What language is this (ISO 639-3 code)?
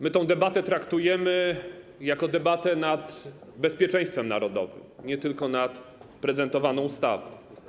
pol